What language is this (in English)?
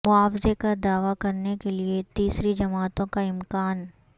Urdu